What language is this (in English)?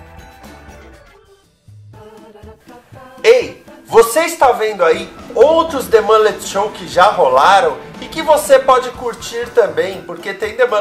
Portuguese